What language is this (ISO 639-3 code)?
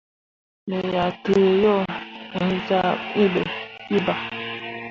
mua